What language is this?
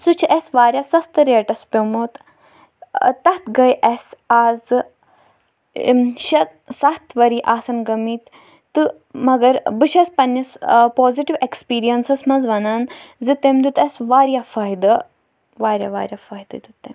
Kashmiri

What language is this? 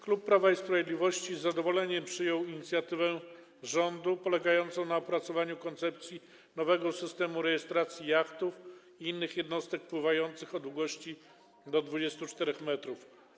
Polish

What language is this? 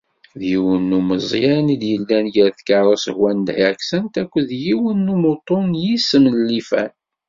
Kabyle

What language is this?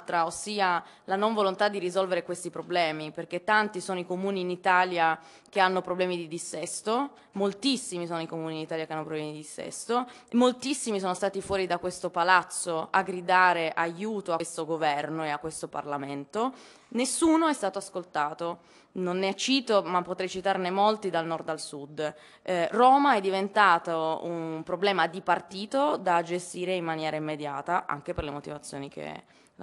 Italian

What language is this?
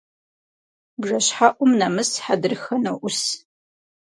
Kabardian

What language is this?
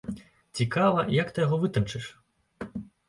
Belarusian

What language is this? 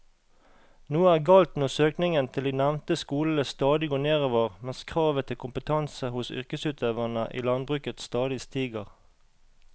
Norwegian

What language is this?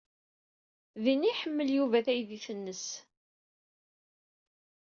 Kabyle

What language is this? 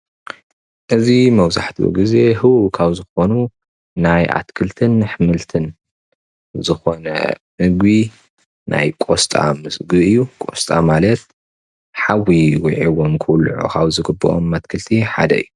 Tigrinya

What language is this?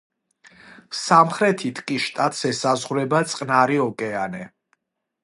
Georgian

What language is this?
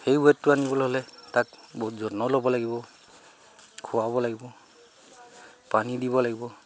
Assamese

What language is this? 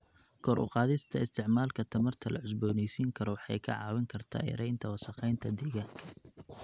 Somali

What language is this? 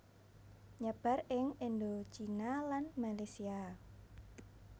Javanese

